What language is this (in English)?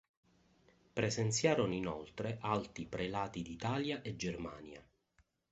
Italian